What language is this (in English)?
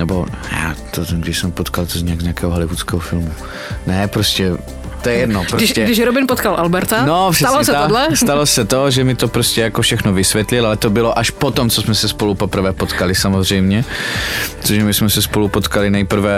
Czech